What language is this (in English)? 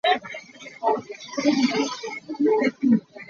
Hakha Chin